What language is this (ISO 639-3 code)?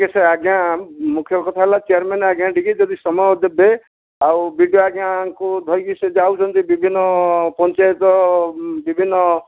ori